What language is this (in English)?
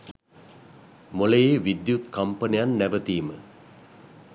Sinhala